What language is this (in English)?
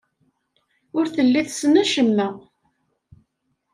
Kabyle